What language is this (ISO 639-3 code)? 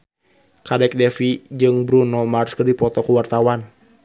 sun